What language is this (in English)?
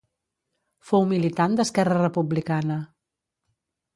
Catalan